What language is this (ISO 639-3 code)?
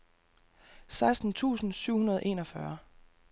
dan